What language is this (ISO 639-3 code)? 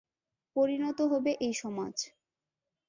ben